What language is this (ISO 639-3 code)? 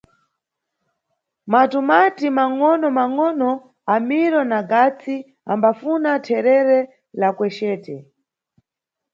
nyu